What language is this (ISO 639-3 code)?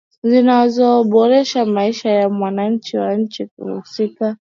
swa